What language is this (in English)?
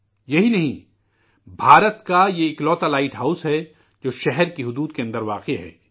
Urdu